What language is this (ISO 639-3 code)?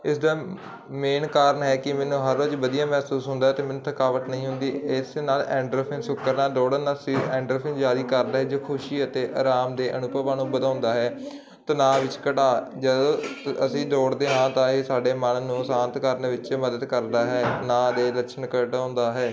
pan